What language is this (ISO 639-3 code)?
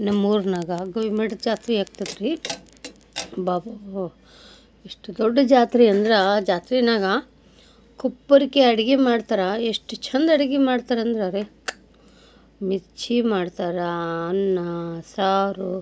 kan